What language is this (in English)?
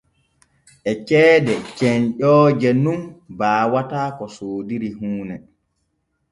Borgu Fulfulde